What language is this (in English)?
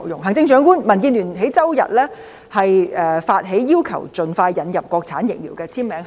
Cantonese